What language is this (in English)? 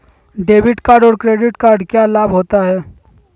Magahi